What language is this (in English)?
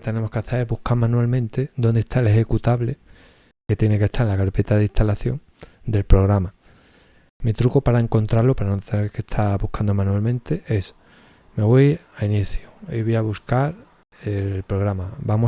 Spanish